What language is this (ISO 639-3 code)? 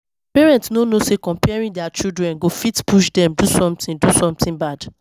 pcm